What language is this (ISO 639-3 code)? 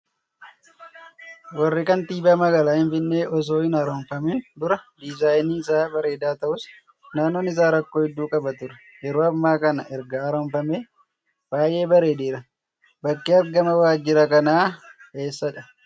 orm